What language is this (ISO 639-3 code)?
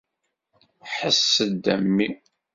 kab